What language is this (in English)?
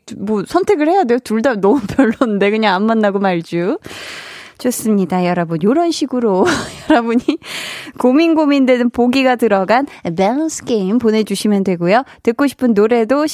Korean